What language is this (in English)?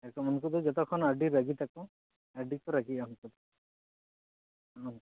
Santali